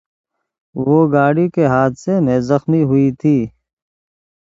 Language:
Urdu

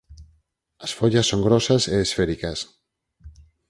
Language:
Galician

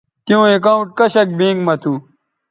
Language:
Bateri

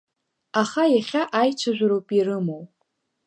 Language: Abkhazian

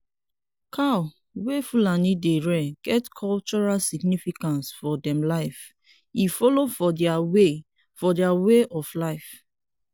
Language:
Nigerian Pidgin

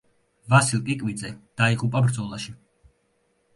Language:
Georgian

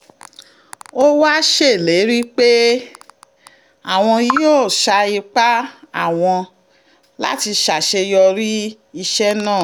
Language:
Yoruba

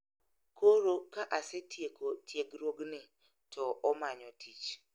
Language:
Luo (Kenya and Tanzania)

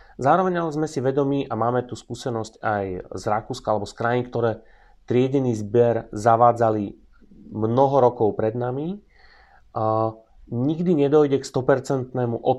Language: Slovak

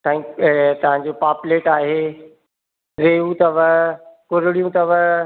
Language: Sindhi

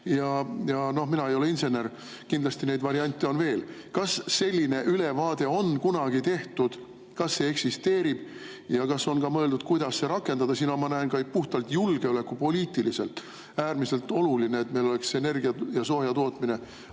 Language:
Estonian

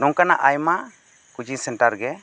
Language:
Santali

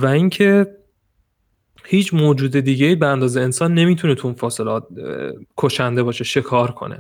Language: Persian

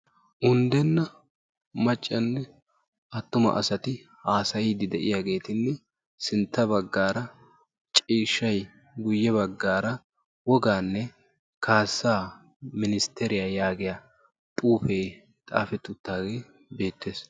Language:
Wolaytta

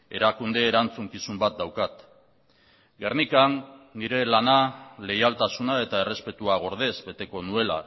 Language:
Basque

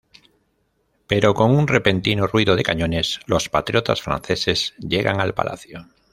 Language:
Spanish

